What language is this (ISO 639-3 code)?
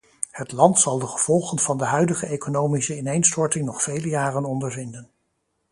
nld